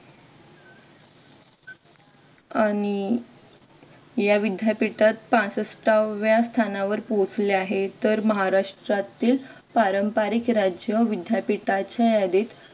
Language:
Marathi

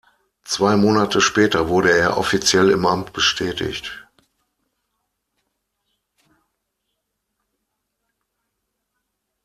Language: German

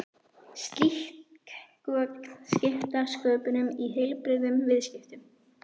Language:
Icelandic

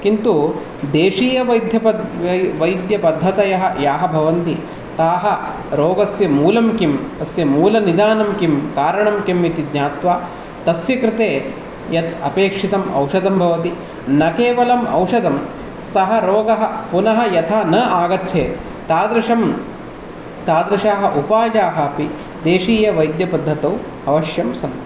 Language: Sanskrit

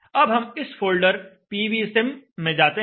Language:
Hindi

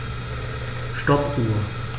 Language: German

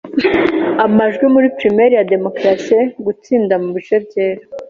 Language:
Kinyarwanda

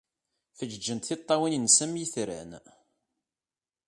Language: Kabyle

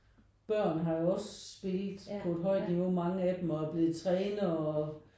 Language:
Danish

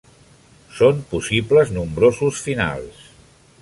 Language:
Catalan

